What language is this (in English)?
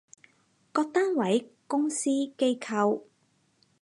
Cantonese